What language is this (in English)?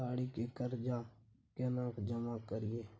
Maithili